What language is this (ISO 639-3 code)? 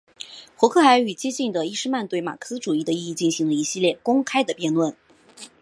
zho